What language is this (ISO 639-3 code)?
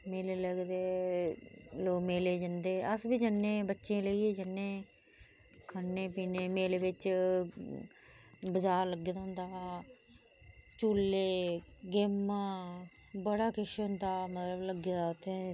doi